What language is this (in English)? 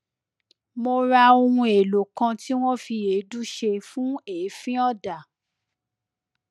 Yoruba